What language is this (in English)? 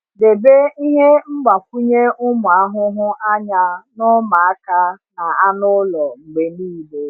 Igbo